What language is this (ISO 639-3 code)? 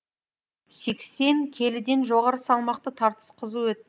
kaz